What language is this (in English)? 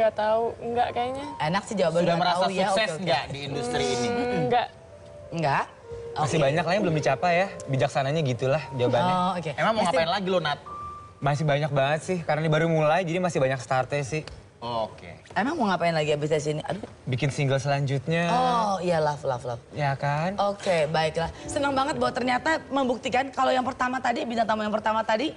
Indonesian